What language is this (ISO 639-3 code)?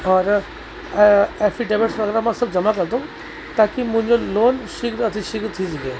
snd